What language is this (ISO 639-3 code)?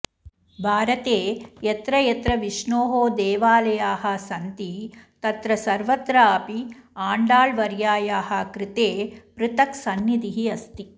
san